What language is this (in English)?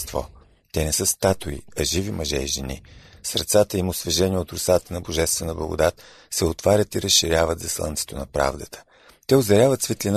Bulgarian